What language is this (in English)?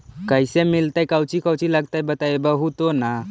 Magahi